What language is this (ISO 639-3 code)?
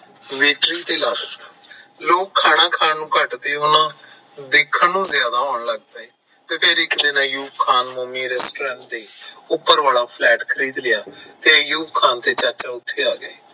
pan